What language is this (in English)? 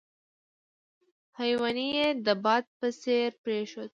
Pashto